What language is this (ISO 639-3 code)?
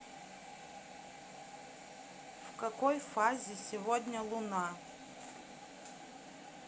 rus